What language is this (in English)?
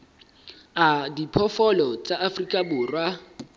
Southern Sotho